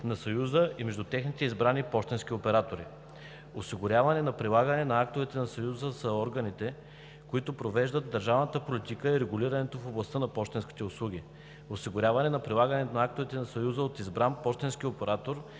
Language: Bulgarian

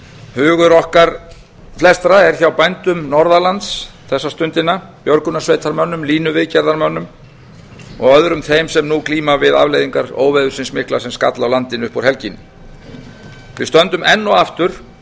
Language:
Icelandic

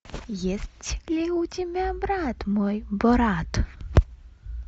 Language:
Russian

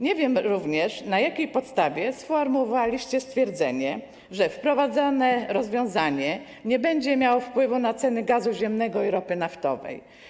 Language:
Polish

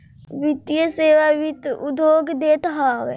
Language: Bhojpuri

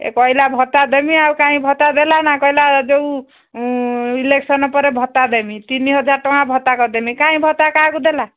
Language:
Odia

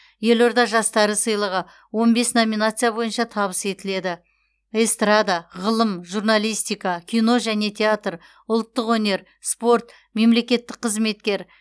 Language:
Kazakh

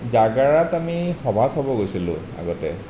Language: Assamese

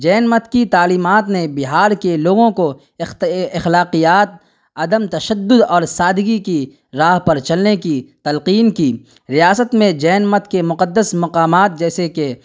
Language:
Urdu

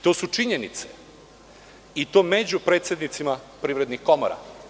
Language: Serbian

